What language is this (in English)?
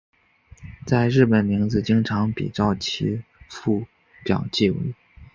Chinese